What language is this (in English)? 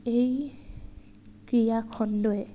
Assamese